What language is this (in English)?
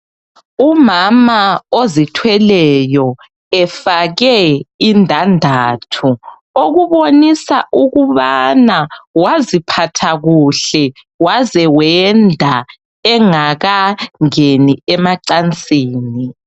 North Ndebele